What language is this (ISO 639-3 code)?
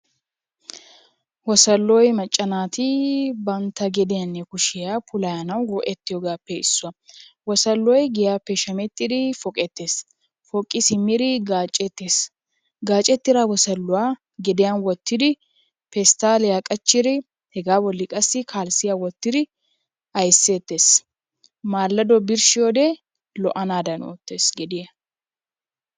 wal